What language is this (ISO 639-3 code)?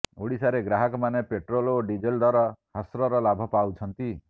ori